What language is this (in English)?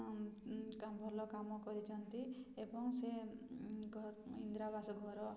Odia